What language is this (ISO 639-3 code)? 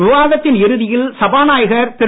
tam